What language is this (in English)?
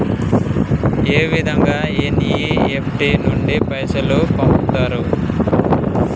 Telugu